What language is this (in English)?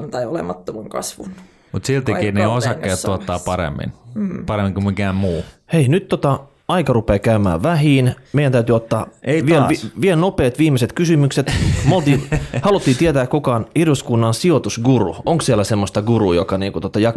Finnish